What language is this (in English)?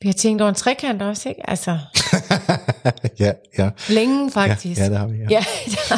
Danish